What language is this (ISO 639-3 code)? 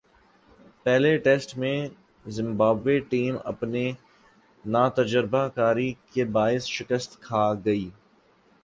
urd